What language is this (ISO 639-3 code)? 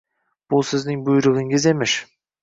uzb